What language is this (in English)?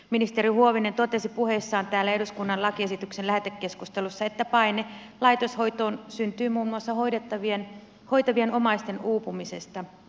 Finnish